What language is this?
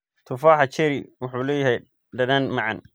Somali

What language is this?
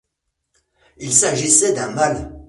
French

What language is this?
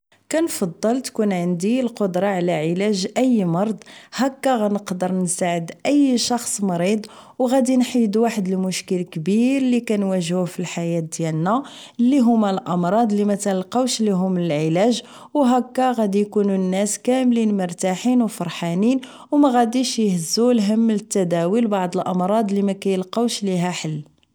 Moroccan Arabic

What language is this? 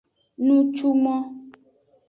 Aja (Benin)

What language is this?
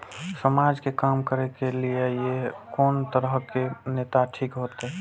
Maithili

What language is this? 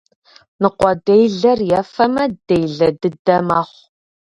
Kabardian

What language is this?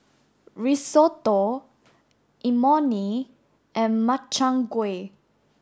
English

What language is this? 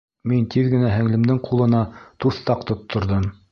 Bashkir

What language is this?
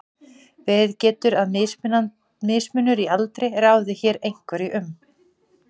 Icelandic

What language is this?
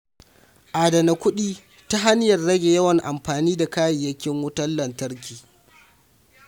Hausa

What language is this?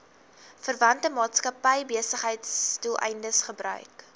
Afrikaans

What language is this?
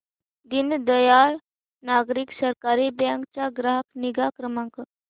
Marathi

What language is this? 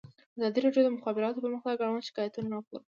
Pashto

